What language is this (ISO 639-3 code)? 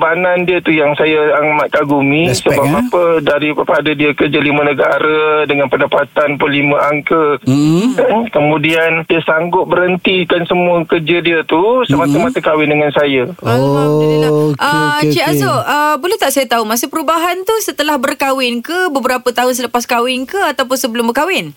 msa